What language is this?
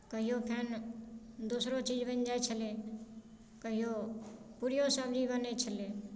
Maithili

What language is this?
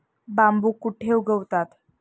Marathi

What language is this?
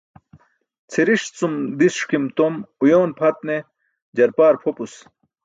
Burushaski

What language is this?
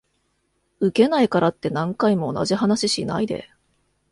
Japanese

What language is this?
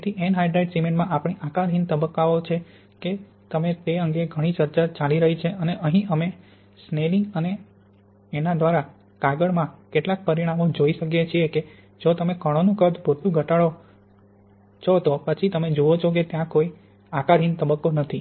Gujarati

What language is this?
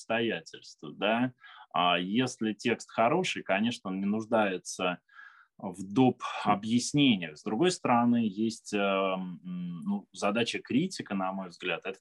Russian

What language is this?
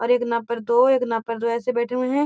Magahi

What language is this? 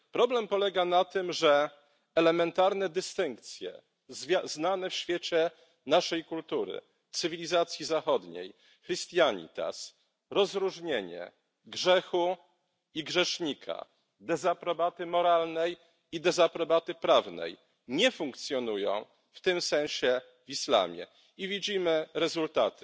Polish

